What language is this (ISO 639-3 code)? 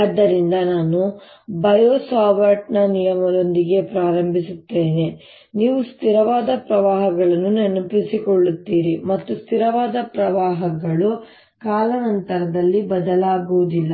kan